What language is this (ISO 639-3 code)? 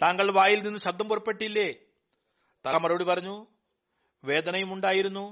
mal